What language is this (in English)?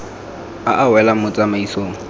Tswana